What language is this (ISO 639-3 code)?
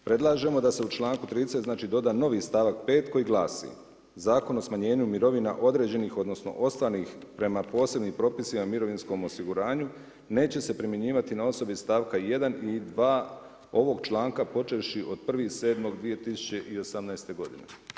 hrv